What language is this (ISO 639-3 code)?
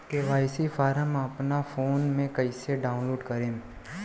bho